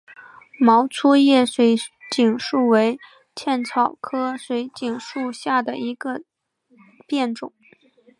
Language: Chinese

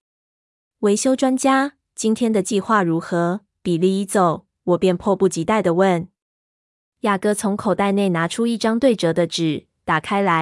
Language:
Chinese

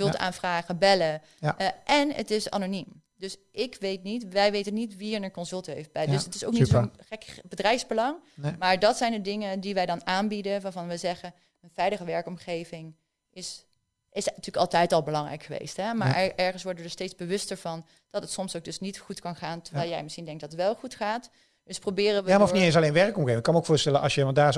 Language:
Dutch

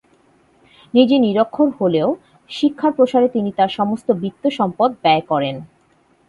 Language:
Bangla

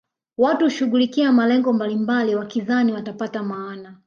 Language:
Swahili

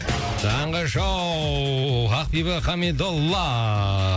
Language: Kazakh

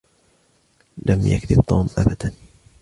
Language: Arabic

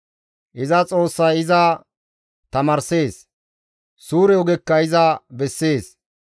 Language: Gamo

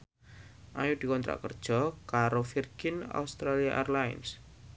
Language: Javanese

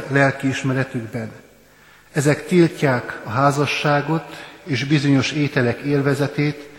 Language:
Hungarian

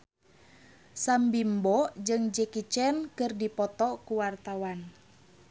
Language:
Sundanese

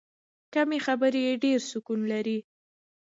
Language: Pashto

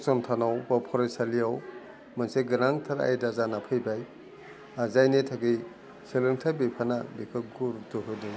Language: Bodo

